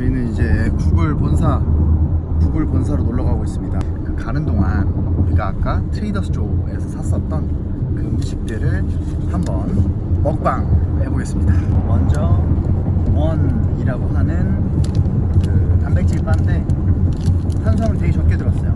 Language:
Korean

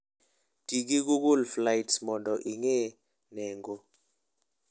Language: Luo (Kenya and Tanzania)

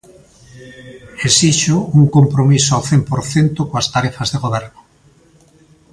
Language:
Galician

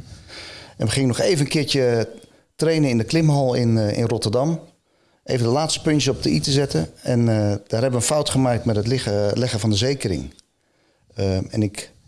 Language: Dutch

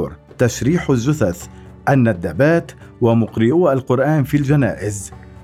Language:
Arabic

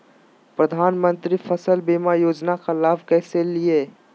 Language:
Magahi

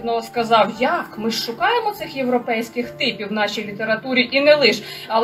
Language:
Ukrainian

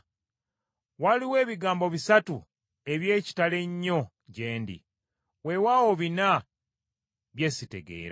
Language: Ganda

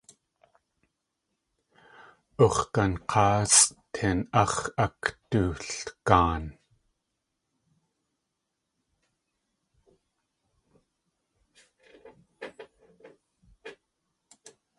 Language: Tlingit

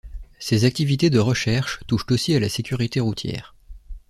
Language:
French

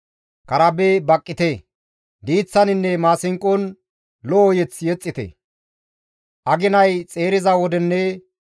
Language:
Gamo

